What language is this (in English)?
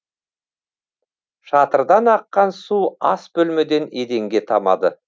Kazakh